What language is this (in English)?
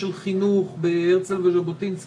Hebrew